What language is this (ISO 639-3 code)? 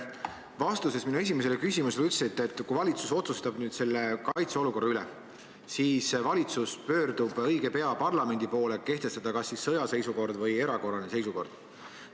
est